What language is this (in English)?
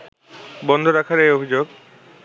Bangla